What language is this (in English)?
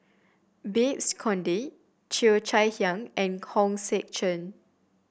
English